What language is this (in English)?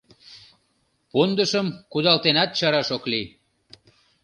Mari